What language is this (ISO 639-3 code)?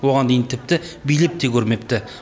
kaz